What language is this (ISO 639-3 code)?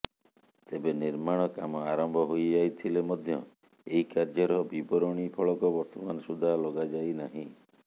ori